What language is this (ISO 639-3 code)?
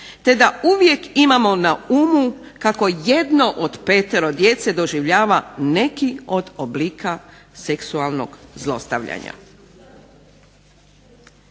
hrv